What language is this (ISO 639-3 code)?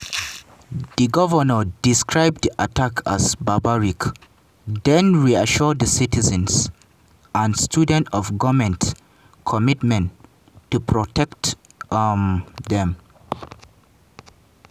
pcm